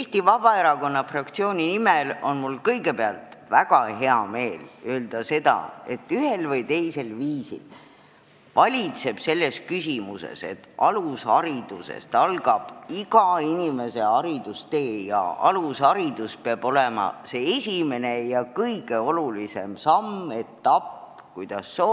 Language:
Estonian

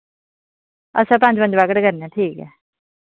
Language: Dogri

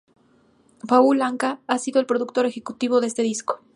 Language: Spanish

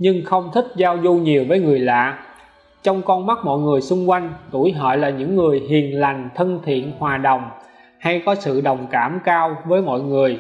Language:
Vietnamese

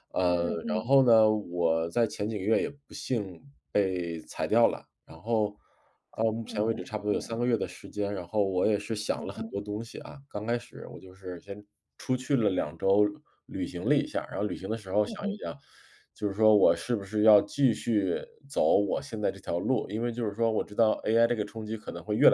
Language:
Chinese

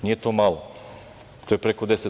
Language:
Serbian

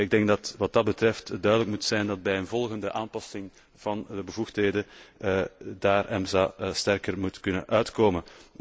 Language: Dutch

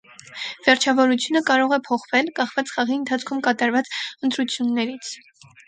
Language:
Armenian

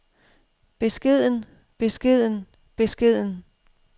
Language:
Danish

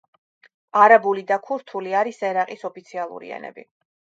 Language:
Georgian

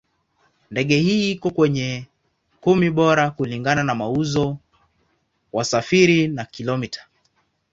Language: Swahili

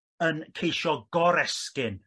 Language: Welsh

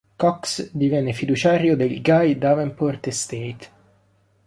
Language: Italian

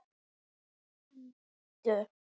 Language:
Icelandic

